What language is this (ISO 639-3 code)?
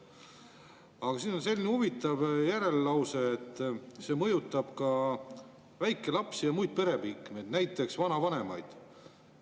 est